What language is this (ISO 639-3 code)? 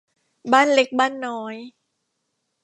tha